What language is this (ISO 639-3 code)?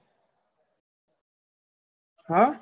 guj